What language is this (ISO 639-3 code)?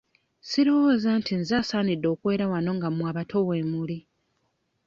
lug